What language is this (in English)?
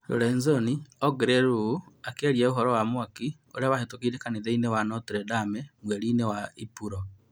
Kikuyu